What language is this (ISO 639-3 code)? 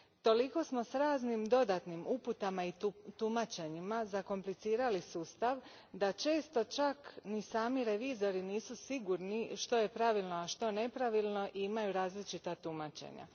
hrv